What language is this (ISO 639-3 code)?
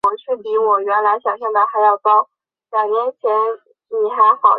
zho